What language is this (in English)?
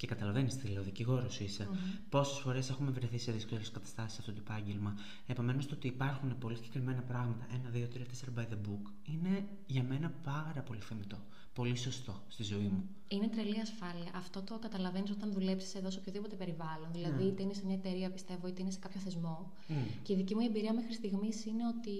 Greek